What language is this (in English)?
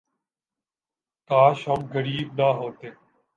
Urdu